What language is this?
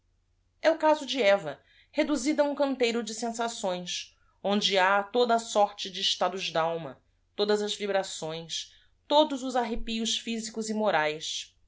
Portuguese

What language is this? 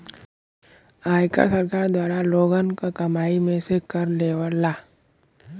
Bhojpuri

